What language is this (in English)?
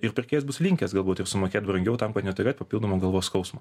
Lithuanian